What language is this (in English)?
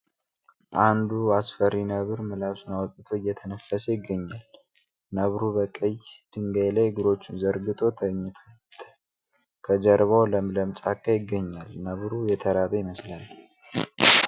Amharic